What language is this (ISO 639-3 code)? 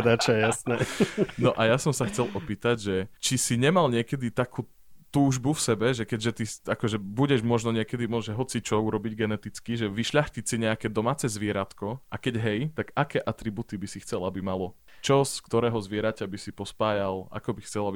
slk